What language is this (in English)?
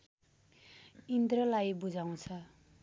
Nepali